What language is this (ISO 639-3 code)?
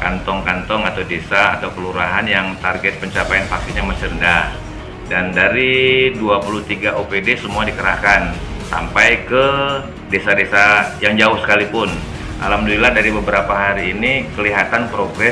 ind